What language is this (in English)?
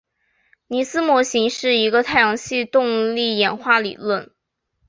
Chinese